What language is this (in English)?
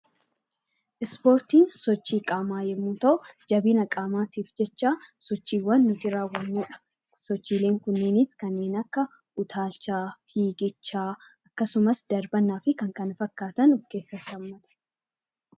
Oromo